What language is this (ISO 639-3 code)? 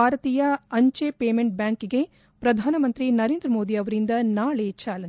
kan